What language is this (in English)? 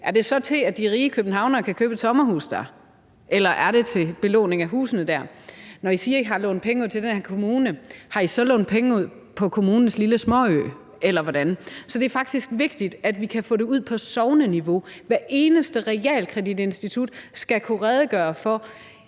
Danish